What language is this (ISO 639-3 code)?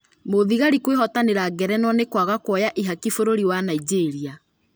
kik